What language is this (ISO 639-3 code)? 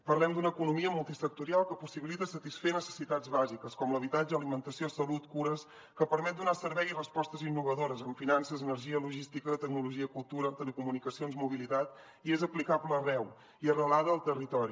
cat